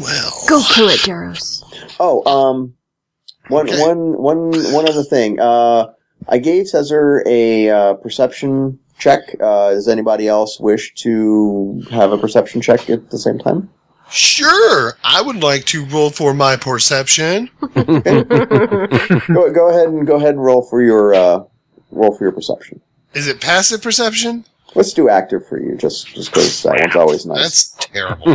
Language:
English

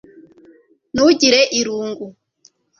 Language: Kinyarwanda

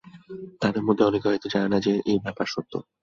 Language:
Bangla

